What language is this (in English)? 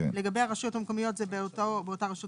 Hebrew